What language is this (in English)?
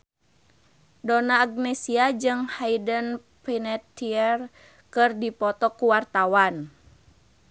Sundanese